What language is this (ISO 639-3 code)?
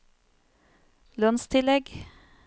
nor